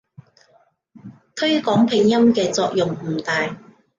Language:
Cantonese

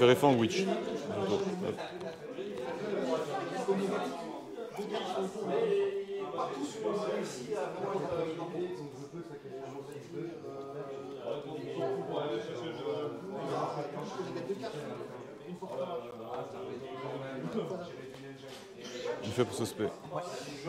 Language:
French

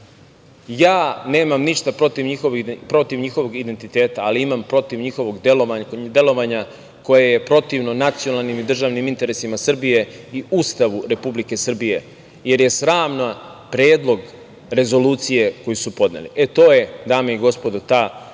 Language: Serbian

